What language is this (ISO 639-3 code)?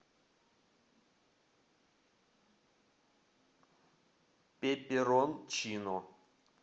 rus